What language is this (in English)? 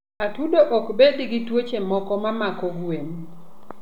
Luo (Kenya and Tanzania)